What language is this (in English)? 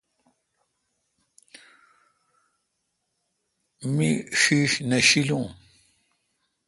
Kalkoti